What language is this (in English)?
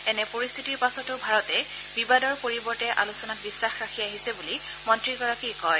Assamese